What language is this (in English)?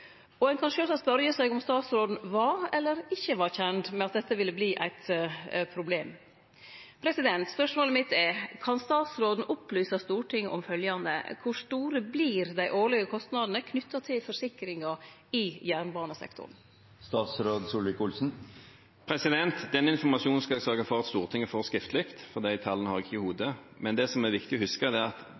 Norwegian